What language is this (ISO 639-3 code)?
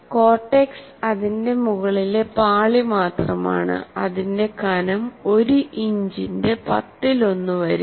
mal